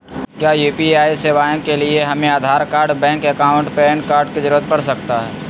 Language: Magahi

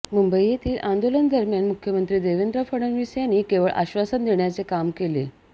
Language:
Marathi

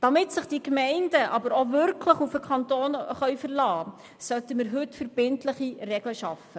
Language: Swiss German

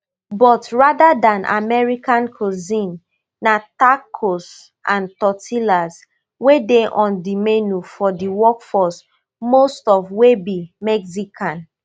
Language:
Nigerian Pidgin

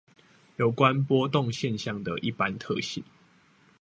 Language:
Chinese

